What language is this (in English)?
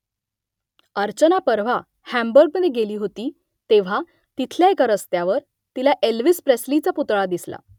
Marathi